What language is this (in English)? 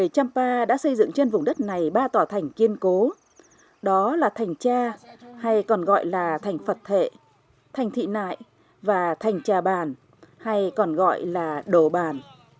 Vietnamese